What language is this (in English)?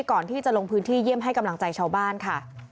Thai